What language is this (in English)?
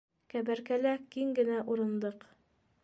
Bashkir